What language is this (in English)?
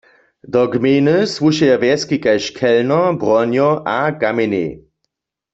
Upper Sorbian